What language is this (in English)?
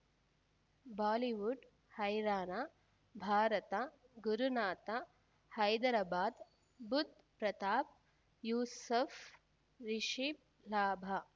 Kannada